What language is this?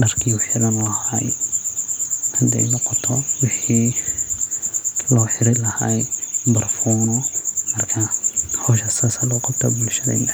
Somali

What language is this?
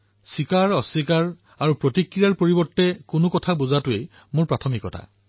Assamese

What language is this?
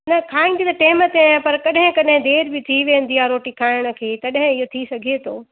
Sindhi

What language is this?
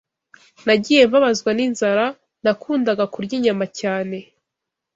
Kinyarwanda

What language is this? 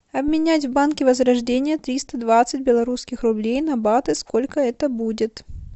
Russian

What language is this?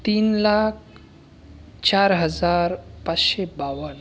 Marathi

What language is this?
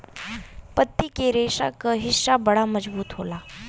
Bhojpuri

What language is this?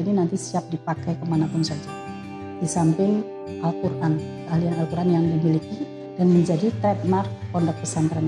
Indonesian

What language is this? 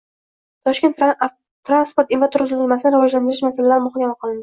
Uzbek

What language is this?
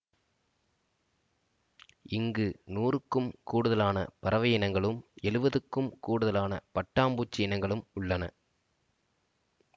Tamil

